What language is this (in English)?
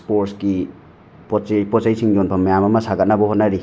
Manipuri